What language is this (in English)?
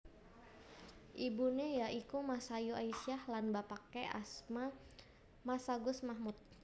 Javanese